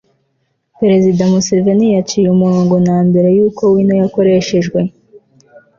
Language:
Kinyarwanda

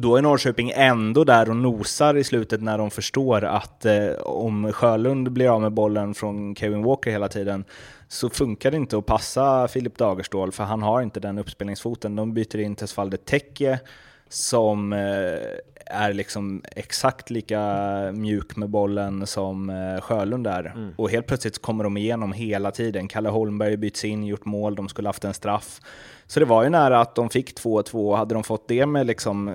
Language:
Swedish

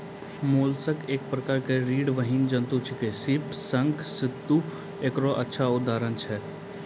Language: Maithili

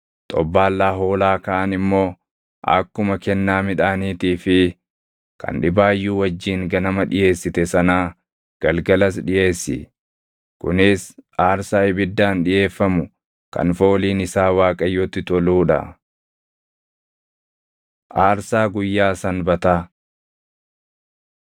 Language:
Oromo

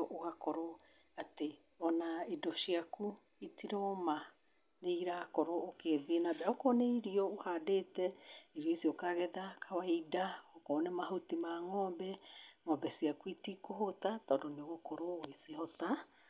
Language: Kikuyu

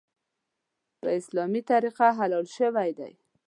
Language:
Pashto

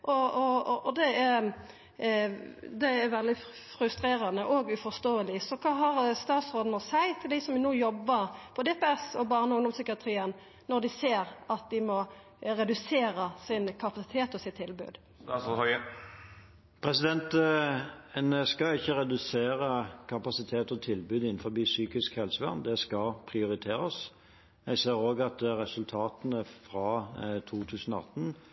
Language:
Norwegian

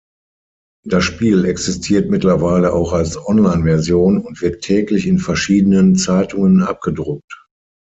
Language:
German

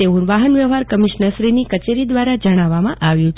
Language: Gujarati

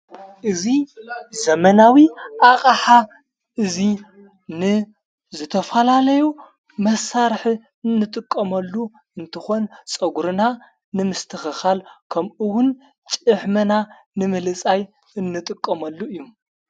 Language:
Tigrinya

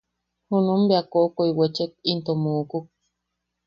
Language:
Yaqui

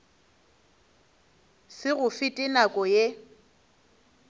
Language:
Northern Sotho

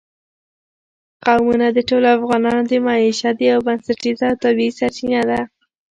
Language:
Pashto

